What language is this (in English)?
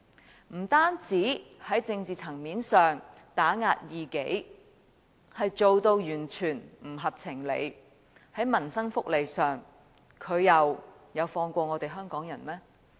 Cantonese